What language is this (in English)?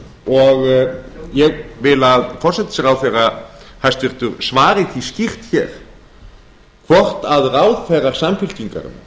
Icelandic